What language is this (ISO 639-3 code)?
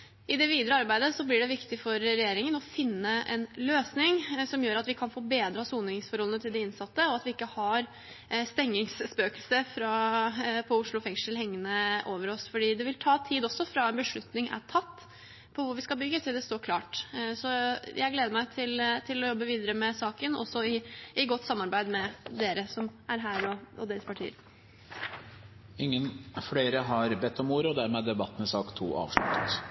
nob